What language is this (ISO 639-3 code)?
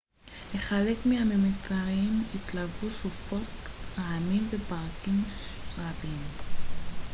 heb